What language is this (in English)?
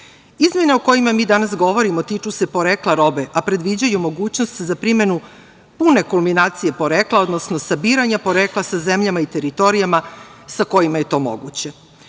Serbian